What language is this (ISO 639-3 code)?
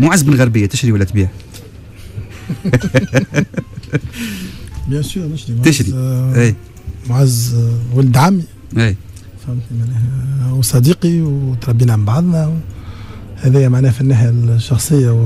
ara